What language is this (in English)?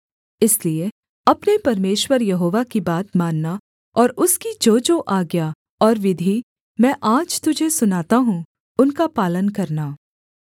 Hindi